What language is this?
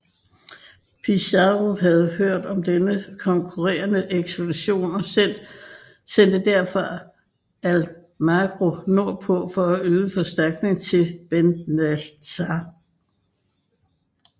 Danish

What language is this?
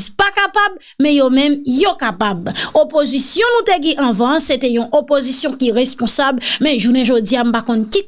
French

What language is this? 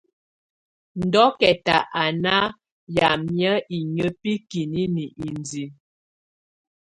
Tunen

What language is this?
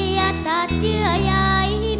Thai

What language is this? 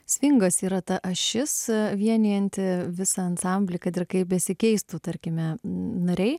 Lithuanian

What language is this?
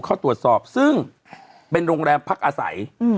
Thai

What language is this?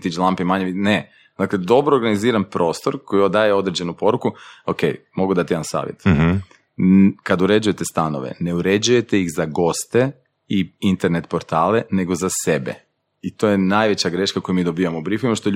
Croatian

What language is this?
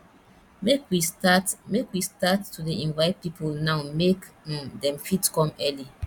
Nigerian Pidgin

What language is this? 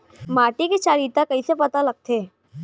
Chhattisgarhi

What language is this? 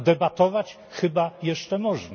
Polish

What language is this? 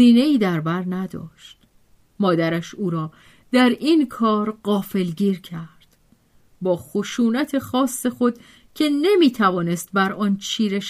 Persian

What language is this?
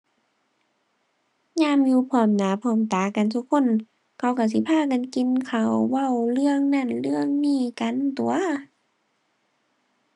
Thai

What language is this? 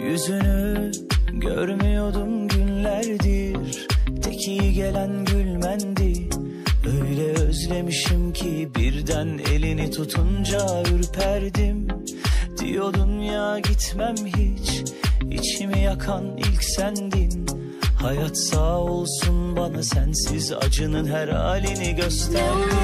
Turkish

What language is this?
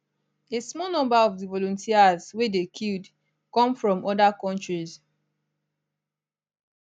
Nigerian Pidgin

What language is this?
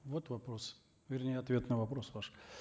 Kazakh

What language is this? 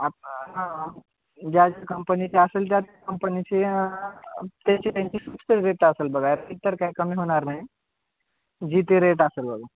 Marathi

